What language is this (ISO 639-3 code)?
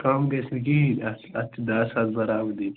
kas